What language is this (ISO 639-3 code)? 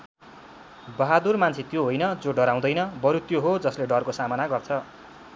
nep